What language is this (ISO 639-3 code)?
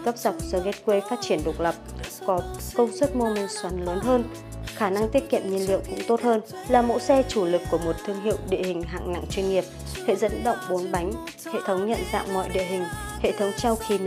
vie